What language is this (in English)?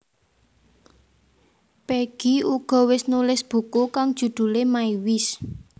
Javanese